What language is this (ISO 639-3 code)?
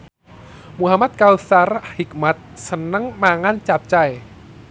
jav